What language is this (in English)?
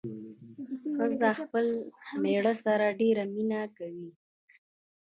Pashto